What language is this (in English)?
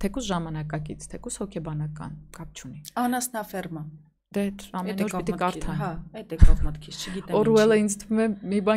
Romanian